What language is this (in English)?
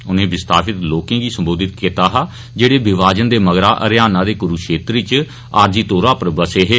Dogri